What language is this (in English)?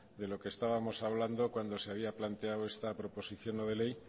Spanish